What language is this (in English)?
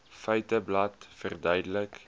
Afrikaans